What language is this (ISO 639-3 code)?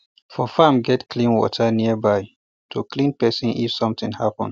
pcm